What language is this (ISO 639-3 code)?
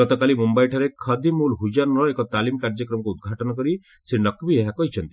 ori